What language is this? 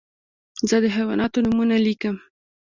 Pashto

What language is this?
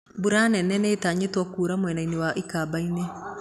Kikuyu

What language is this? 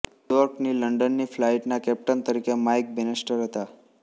Gujarati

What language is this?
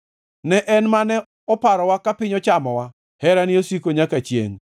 Luo (Kenya and Tanzania)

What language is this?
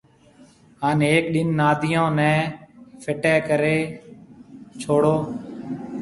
Marwari (Pakistan)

